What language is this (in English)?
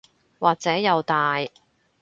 Cantonese